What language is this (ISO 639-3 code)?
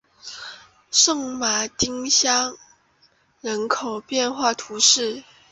zho